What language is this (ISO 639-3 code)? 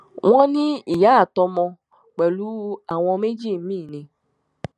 yor